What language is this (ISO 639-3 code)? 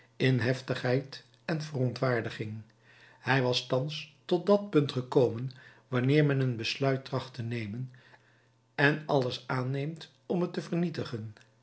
nld